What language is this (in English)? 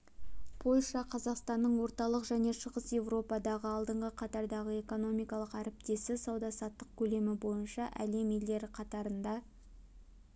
Kazakh